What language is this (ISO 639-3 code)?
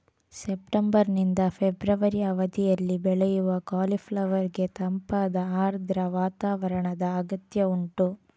kan